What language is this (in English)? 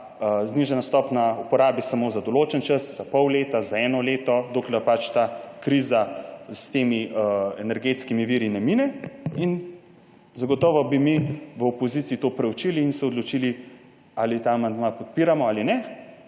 Slovenian